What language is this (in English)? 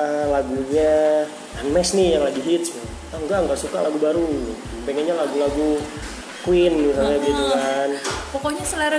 Indonesian